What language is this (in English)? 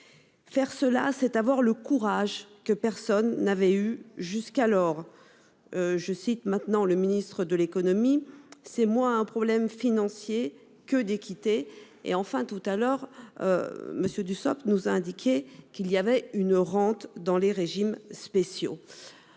French